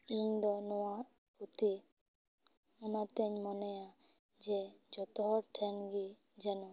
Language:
Santali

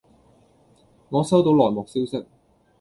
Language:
Cantonese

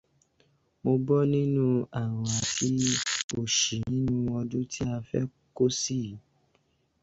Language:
Yoruba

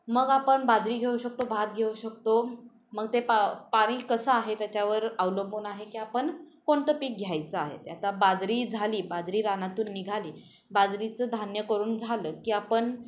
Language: Marathi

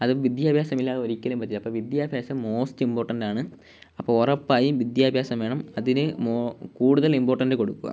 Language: Malayalam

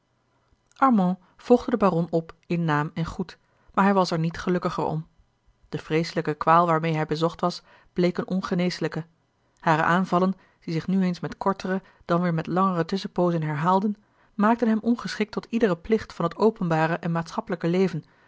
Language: Dutch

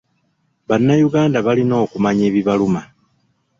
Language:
Ganda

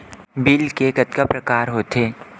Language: Chhattisgarhi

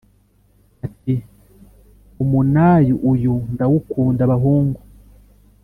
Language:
Kinyarwanda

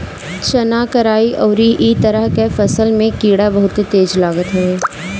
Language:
Bhojpuri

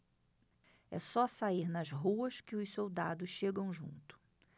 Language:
Portuguese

